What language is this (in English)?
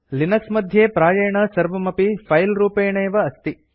Sanskrit